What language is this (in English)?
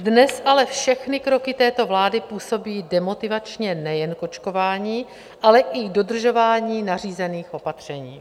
Czech